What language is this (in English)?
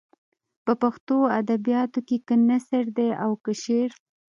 Pashto